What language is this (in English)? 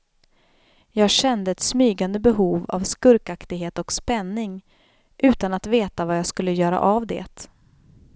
Swedish